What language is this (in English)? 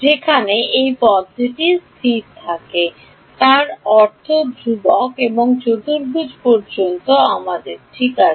Bangla